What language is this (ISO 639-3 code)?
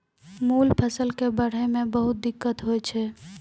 mai